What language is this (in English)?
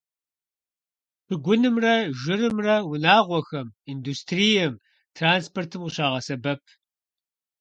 Kabardian